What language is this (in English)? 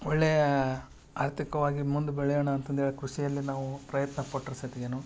Kannada